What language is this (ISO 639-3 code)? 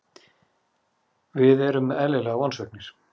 isl